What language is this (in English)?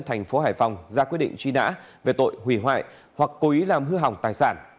Vietnamese